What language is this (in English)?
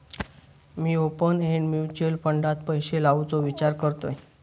Marathi